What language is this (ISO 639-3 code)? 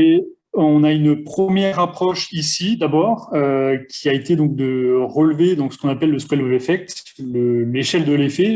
fra